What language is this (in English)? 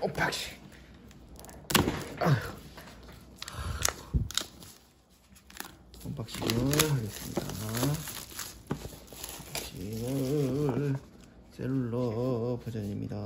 Korean